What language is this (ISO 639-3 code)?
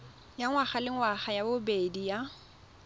tsn